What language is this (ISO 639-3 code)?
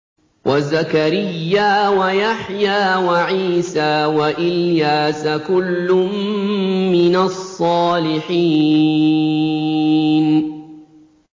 ara